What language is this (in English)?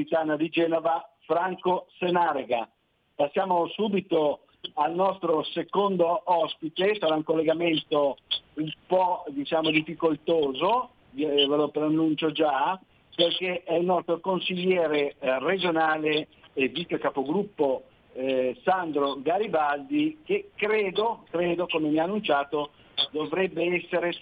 Italian